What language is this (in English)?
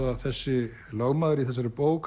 Icelandic